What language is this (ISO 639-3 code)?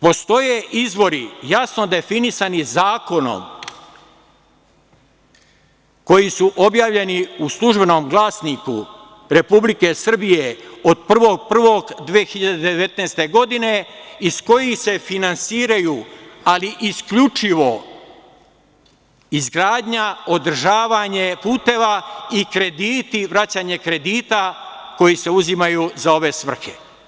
srp